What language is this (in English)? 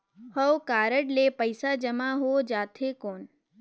Chhattisgarhi